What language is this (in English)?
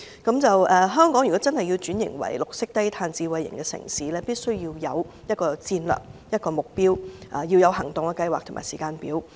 Cantonese